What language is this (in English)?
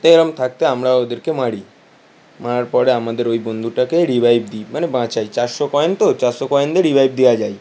Bangla